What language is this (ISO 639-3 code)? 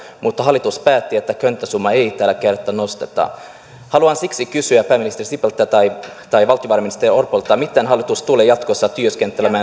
fin